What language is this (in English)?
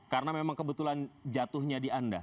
Indonesian